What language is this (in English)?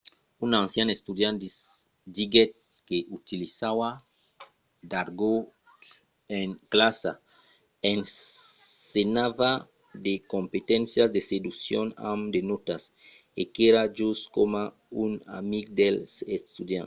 Occitan